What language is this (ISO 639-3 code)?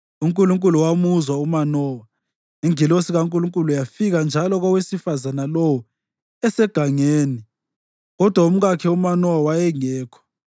nde